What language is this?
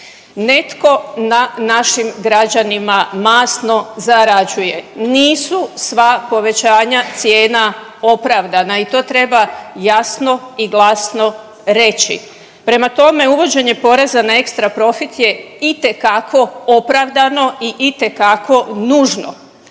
Croatian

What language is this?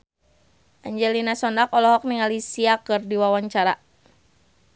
Sundanese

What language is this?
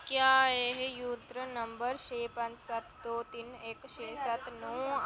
Dogri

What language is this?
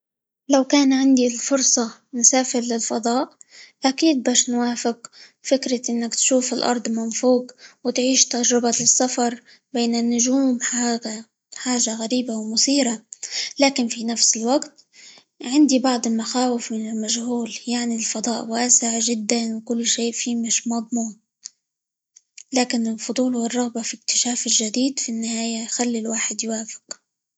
Libyan Arabic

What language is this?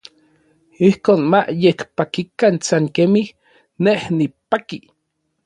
Orizaba Nahuatl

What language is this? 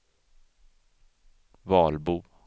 Swedish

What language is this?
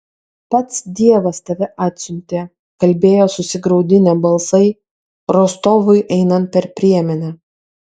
Lithuanian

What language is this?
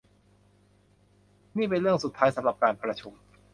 Thai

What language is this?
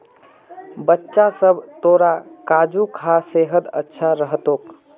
Magahi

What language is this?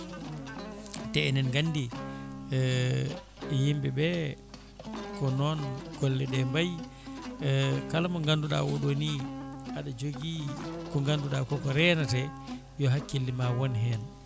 Fula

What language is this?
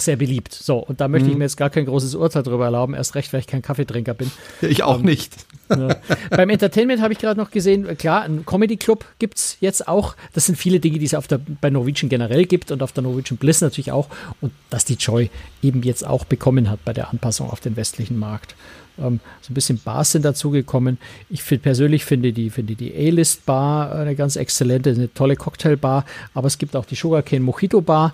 German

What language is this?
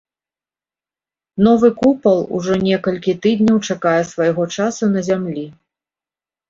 Belarusian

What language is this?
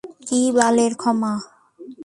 Bangla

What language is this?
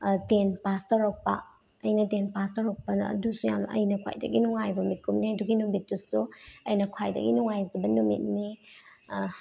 Manipuri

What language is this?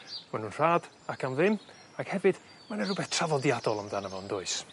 Welsh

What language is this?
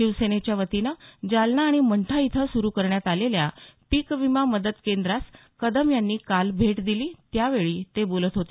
Marathi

